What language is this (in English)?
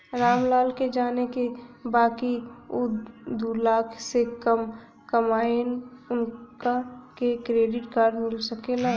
Bhojpuri